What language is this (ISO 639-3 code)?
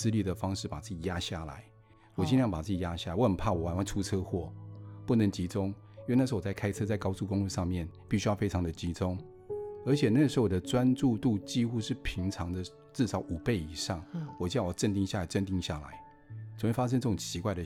zho